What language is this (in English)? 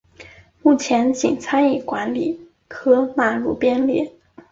Chinese